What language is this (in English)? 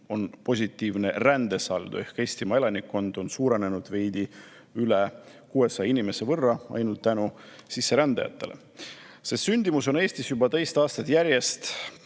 Estonian